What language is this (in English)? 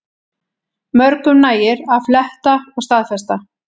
Icelandic